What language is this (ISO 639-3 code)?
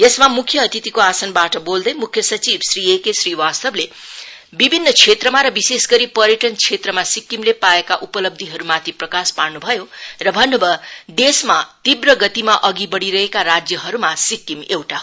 nep